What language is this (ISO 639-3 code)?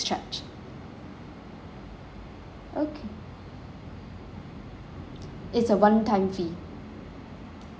eng